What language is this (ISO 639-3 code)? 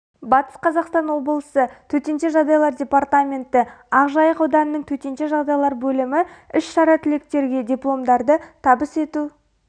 kaz